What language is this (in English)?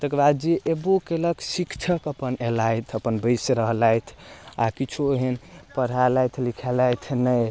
Maithili